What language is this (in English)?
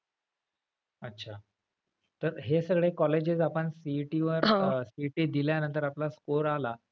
Marathi